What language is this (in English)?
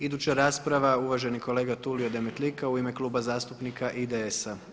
Croatian